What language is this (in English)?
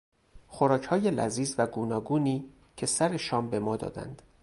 Persian